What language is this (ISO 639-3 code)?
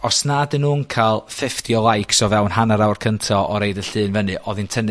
cym